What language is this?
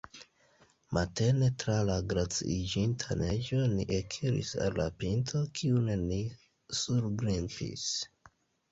Esperanto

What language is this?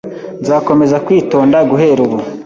Kinyarwanda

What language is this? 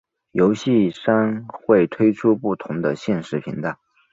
Chinese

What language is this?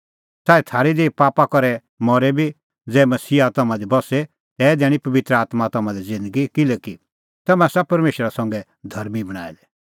Kullu Pahari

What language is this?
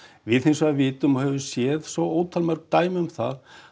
Icelandic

